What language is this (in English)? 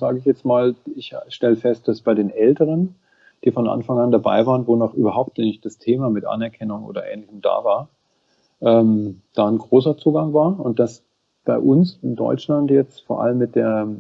German